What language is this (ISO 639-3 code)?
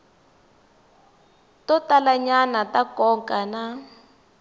tso